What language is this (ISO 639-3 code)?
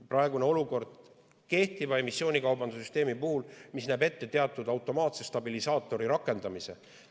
est